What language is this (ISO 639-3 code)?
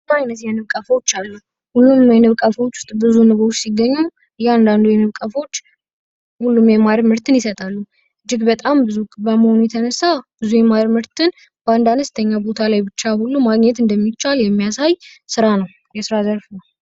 amh